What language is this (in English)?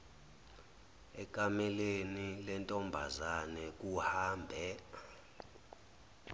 Zulu